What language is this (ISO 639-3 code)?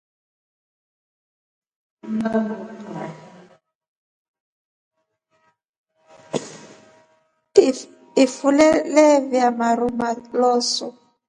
rof